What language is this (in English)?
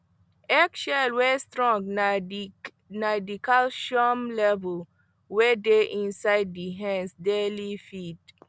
Nigerian Pidgin